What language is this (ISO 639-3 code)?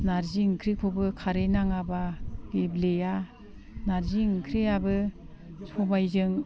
brx